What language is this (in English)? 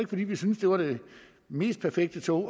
Danish